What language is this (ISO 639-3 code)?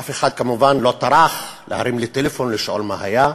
heb